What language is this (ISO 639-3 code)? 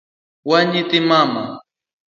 luo